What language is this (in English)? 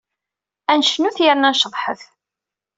Kabyle